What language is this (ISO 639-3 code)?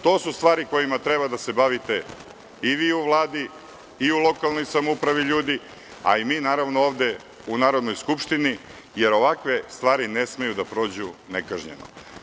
srp